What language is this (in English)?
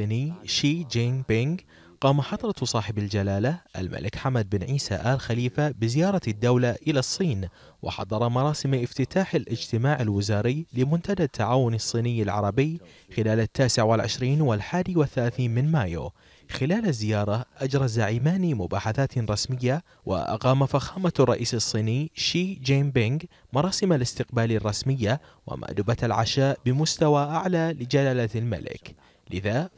Arabic